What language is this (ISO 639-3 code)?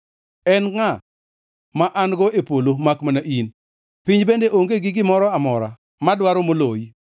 luo